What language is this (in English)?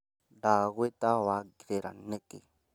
Kikuyu